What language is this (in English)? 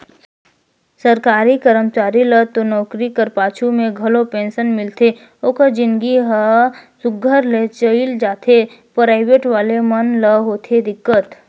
Chhattisgarhi